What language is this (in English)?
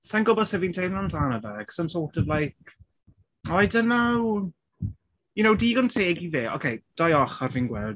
Welsh